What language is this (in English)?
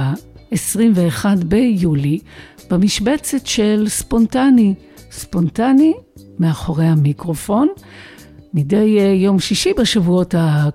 Hebrew